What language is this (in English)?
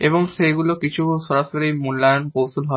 Bangla